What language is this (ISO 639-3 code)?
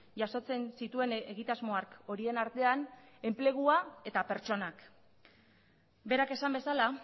eus